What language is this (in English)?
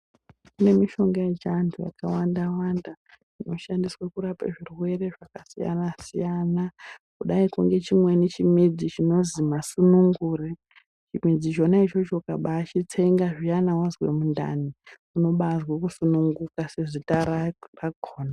Ndau